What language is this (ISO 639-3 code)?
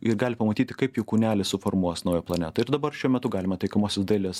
lit